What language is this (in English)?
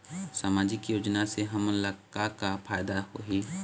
Chhattisgarhi